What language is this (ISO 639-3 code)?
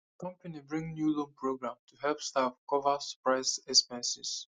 pcm